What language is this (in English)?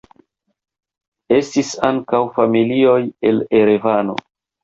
Esperanto